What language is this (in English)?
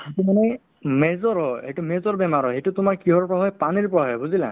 Assamese